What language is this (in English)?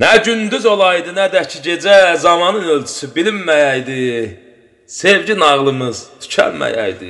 Arabic